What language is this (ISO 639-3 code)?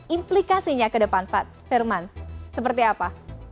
ind